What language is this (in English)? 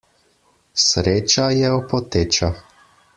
Slovenian